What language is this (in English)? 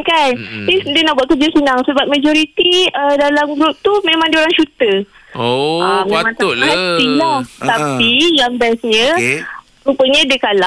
Malay